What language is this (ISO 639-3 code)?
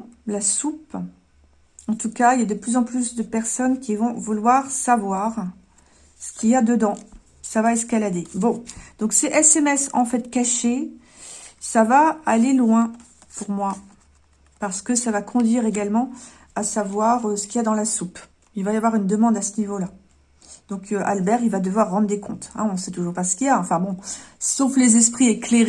fra